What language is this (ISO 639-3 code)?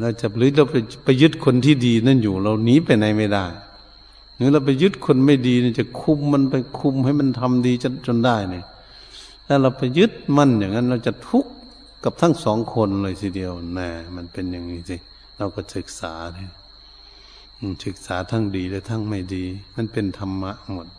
tha